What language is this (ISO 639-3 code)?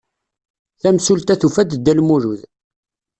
kab